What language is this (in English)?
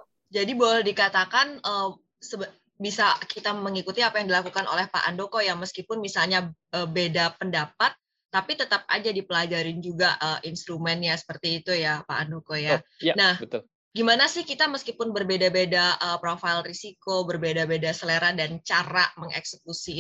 Indonesian